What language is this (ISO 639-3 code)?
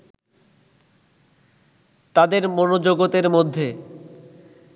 ben